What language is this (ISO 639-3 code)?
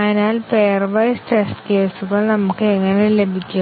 mal